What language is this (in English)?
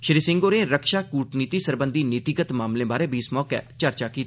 Dogri